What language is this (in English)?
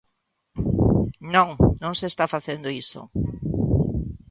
Galician